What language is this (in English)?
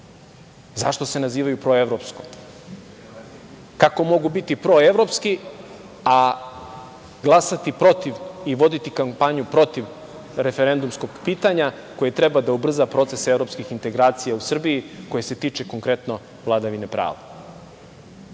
Serbian